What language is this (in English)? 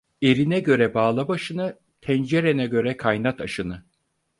Turkish